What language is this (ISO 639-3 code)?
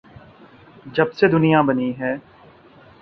urd